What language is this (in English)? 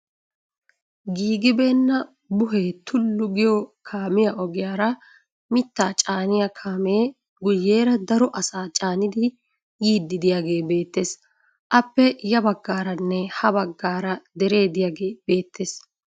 Wolaytta